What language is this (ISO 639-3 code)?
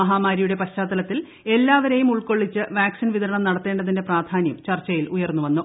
mal